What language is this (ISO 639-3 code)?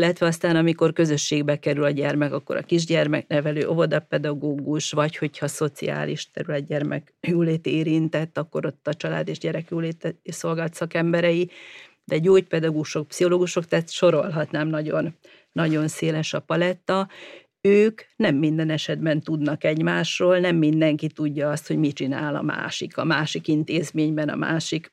hun